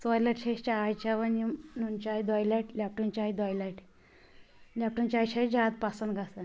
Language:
Kashmiri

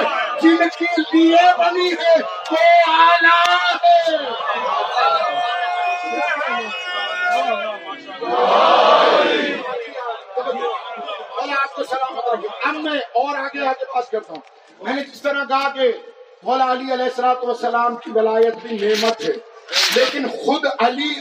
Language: Urdu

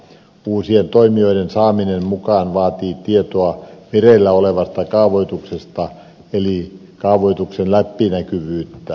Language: Finnish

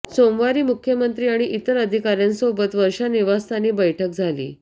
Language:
Marathi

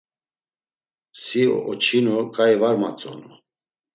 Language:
Laz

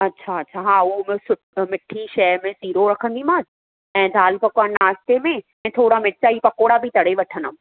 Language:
Sindhi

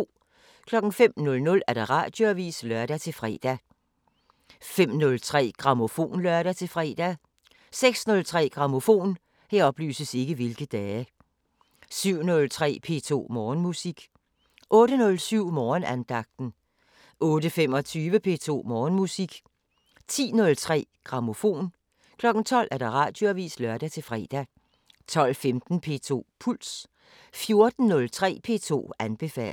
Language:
Danish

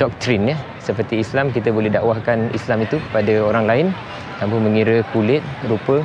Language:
Malay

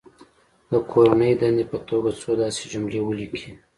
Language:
Pashto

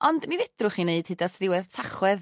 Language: Welsh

